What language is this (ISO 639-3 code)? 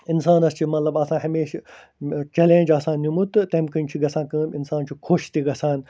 kas